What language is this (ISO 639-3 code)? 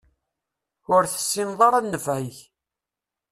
kab